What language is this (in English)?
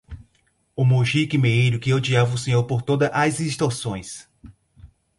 Portuguese